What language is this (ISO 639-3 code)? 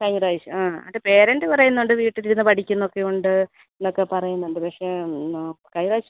mal